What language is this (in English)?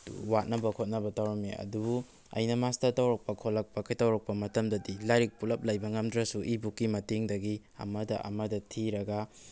Manipuri